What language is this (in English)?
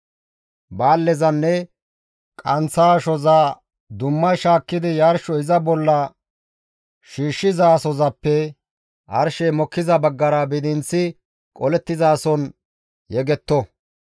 Gamo